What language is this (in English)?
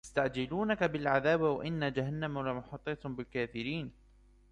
Arabic